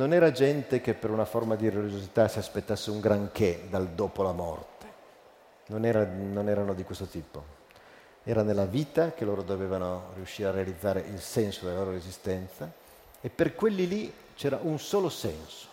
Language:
Italian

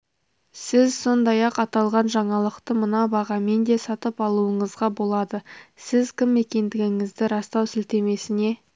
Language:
Kazakh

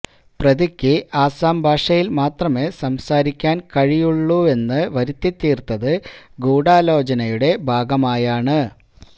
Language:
Malayalam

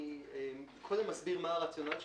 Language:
Hebrew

